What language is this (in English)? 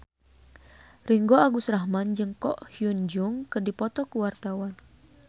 Sundanese